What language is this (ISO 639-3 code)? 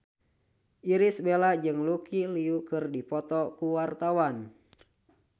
sun